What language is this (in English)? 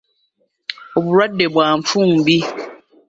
Ganda